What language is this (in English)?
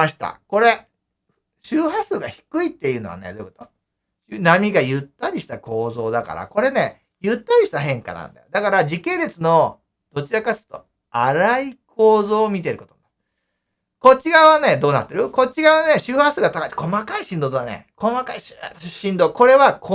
Japanese